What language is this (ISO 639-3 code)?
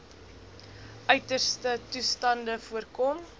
afr